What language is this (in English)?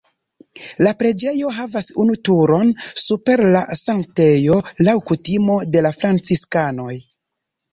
Esperanto